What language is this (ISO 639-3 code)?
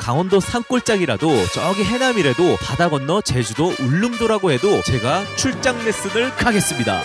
kor